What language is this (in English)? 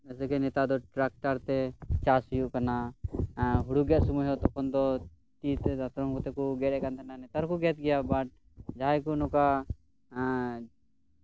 Santali